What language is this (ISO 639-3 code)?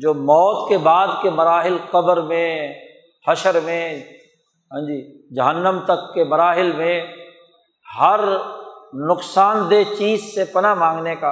urd